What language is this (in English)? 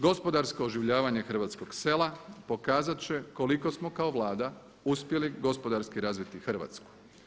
Croatian